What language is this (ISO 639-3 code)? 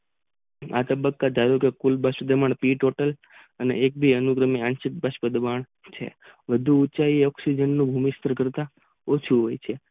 guj